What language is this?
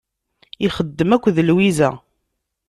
Kabyle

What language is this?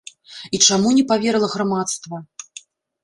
Belarusian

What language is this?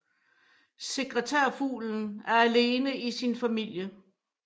Danish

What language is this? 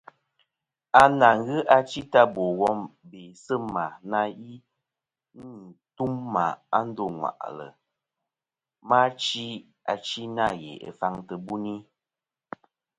Kom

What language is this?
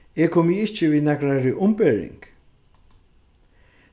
Faroese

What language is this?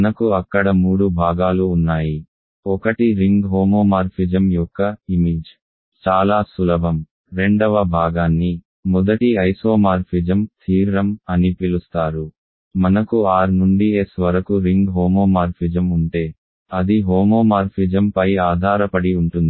Telugu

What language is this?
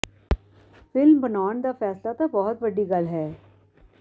Punjabi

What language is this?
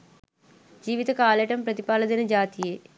Sinhala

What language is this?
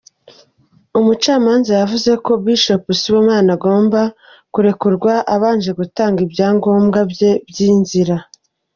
Kinyarwanda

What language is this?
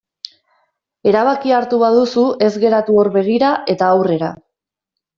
Basque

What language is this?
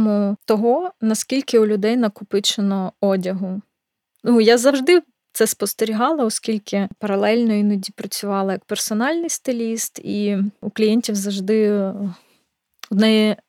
Ukrainian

